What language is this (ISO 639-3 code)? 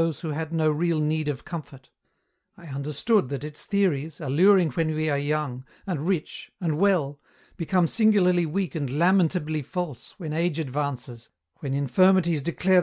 eng